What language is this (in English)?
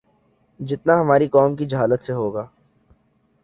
Urdu